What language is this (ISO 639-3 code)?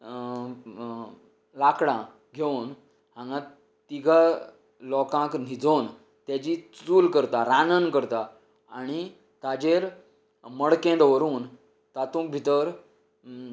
kok